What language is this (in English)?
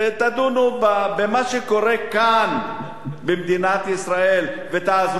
Hebrew